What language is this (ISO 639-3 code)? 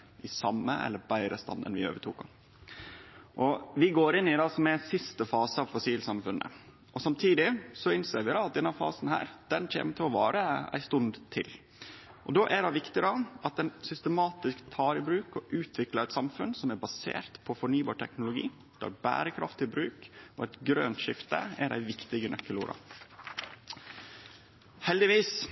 nno